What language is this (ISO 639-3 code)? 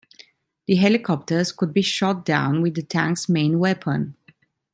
eng